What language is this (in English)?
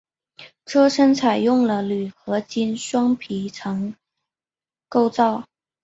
Chinese